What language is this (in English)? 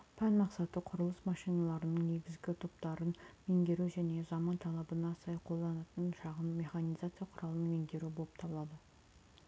Kazakh